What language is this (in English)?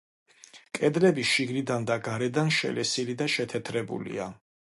Georgian